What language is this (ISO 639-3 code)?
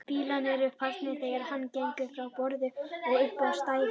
isl